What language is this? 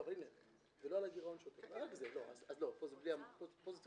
Hebrew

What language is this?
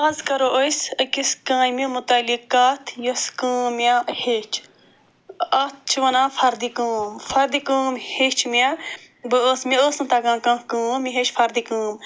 Kashmiri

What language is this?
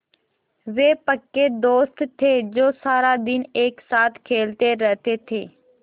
Hindi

